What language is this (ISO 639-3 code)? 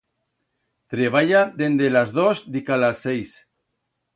arg